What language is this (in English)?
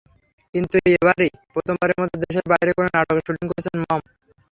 Bangla